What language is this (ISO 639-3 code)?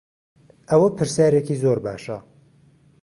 ckb